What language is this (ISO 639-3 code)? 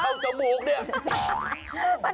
tha